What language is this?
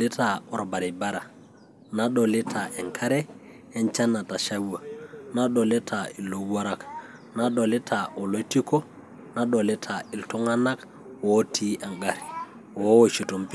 Masai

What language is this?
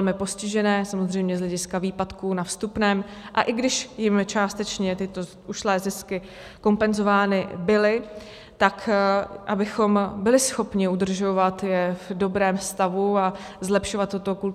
Czech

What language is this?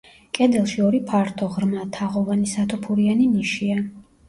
Georgian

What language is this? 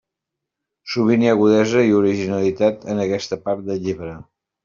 Catalan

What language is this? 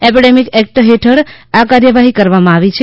Gujarati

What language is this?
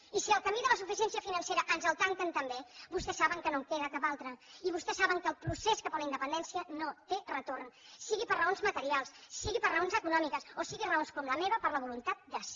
Catalan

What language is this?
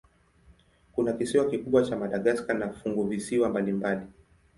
Swahili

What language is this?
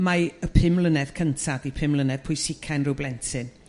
Welsh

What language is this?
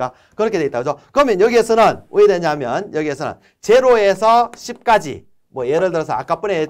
Korean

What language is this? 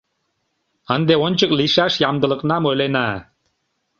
Mari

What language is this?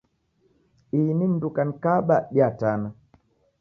Taita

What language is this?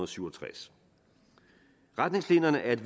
Danish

